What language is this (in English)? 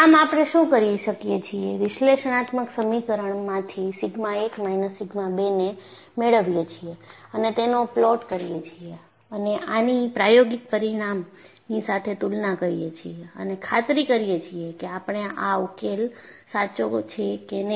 Gujarati